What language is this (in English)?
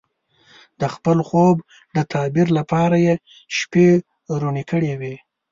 Pashto